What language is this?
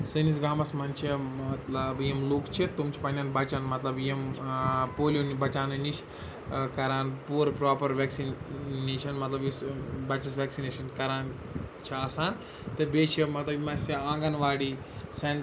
Kashmiri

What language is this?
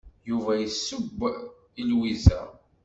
Kabyle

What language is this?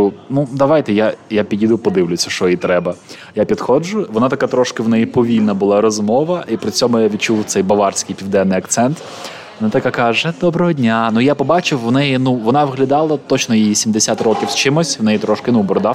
Ukrainian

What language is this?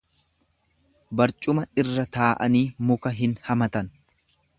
Oromo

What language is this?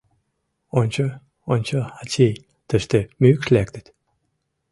Mari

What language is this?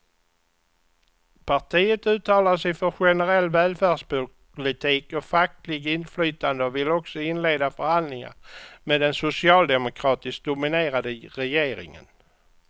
Swedish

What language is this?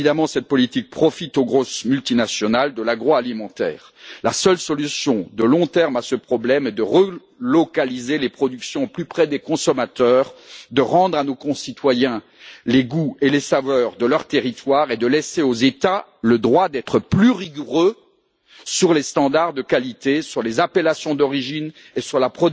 French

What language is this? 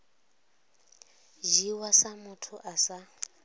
Venda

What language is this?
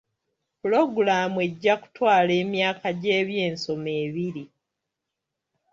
Ganda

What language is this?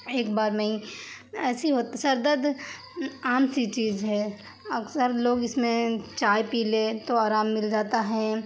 Urdu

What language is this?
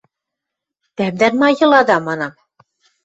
Western Mari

